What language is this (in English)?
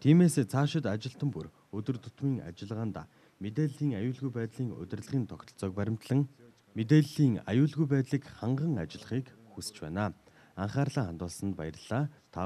Korean